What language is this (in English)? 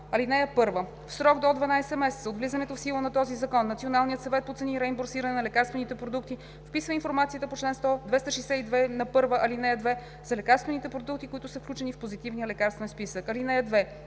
Bulgarian